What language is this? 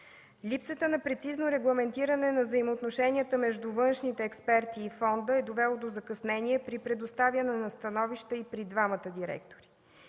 Bulgarian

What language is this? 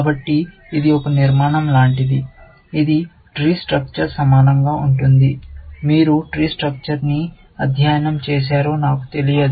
Telugu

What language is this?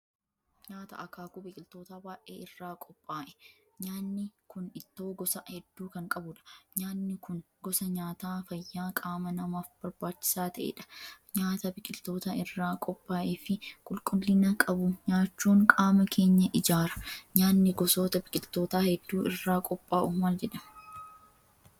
Oromo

